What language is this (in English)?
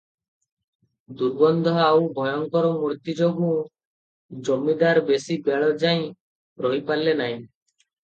Odia